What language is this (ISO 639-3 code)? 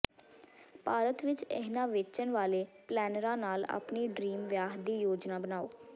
pan